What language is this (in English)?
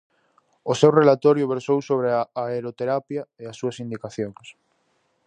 Galician